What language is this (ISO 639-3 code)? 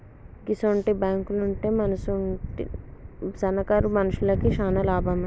tel